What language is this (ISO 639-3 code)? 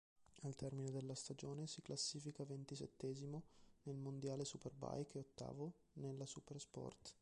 ita